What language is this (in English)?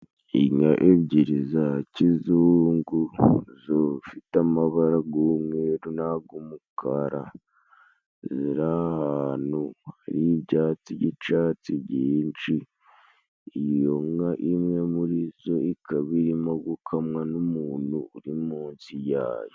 Kinyarwanda